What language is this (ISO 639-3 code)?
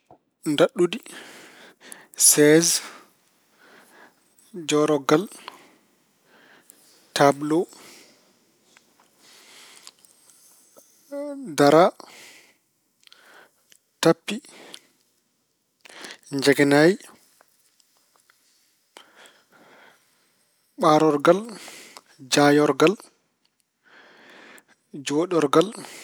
ful